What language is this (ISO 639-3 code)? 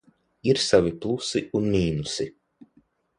lav